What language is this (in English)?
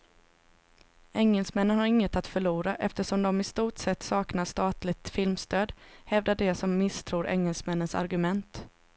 Swedish